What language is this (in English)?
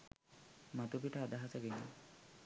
Sinhala